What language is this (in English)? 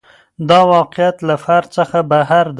Pashto